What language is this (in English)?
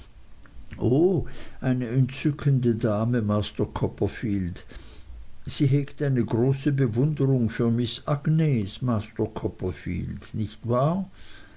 German